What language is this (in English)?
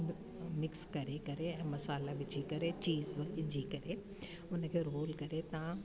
Sindhi